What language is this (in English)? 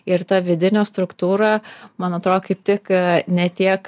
Lithuanian